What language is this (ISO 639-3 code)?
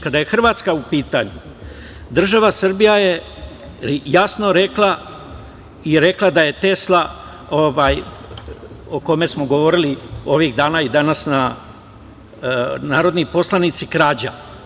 srp